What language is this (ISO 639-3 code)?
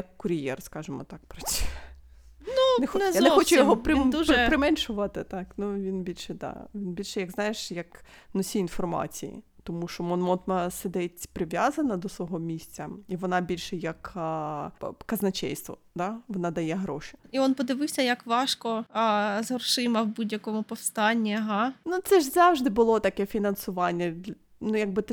ukr